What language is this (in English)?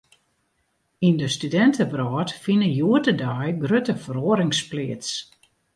Western Frisian